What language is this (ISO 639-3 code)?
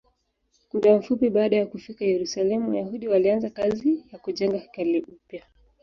swa